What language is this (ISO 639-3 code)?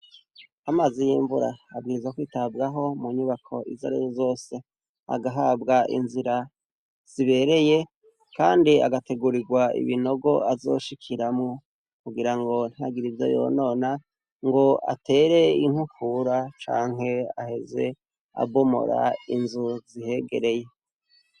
run